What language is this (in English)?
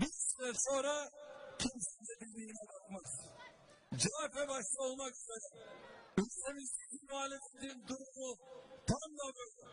Turkish